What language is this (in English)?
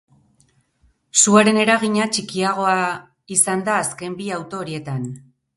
Basque